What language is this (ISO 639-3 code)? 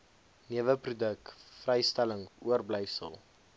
afr